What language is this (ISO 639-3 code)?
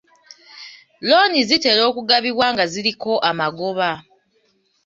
lug